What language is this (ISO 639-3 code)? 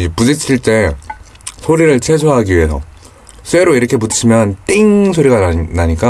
kor